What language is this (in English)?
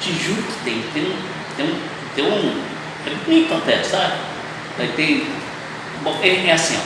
Portuguese